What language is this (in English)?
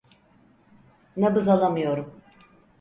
Turkish